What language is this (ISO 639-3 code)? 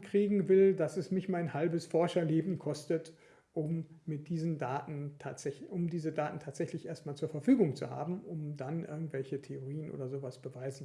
deu